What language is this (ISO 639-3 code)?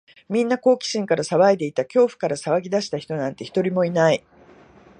jpn